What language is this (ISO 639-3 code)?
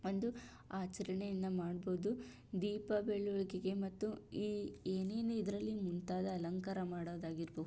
kan